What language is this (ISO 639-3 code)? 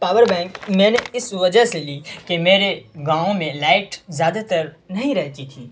urd